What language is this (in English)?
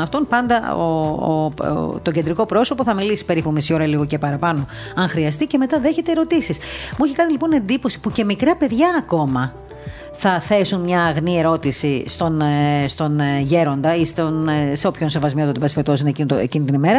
Greek